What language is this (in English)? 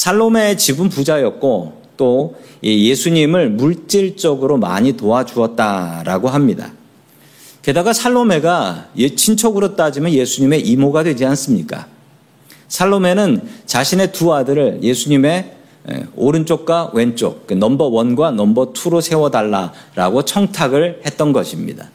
Korean